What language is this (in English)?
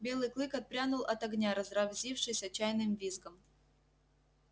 Russian